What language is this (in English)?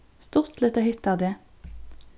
Faroese